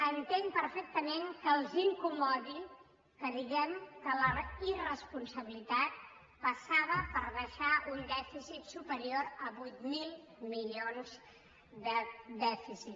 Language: Catalan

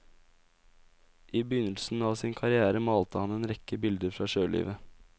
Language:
Norwegian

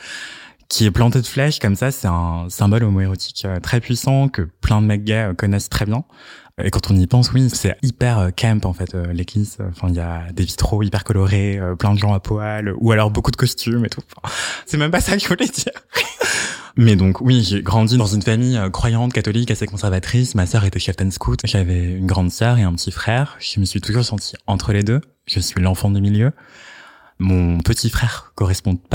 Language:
French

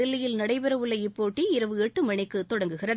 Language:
Tamil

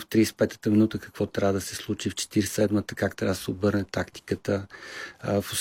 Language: Bulgarian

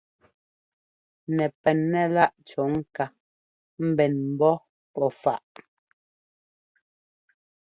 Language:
Ngomba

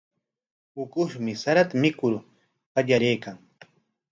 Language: Corongo Ancash Quechua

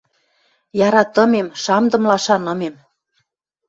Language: Western Mari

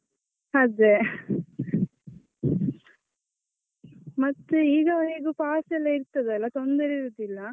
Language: Kannada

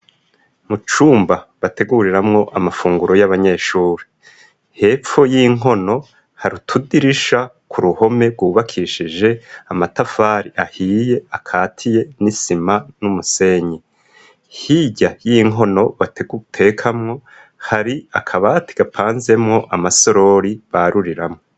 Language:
Rundi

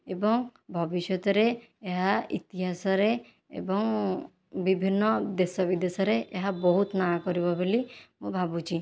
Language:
Odia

